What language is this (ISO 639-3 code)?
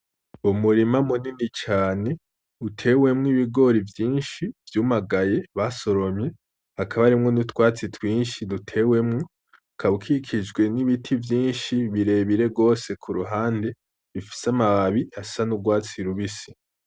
run